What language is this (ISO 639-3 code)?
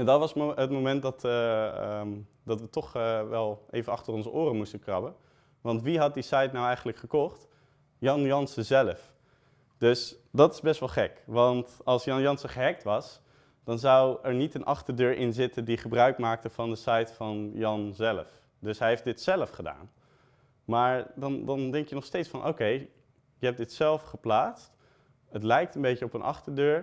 nld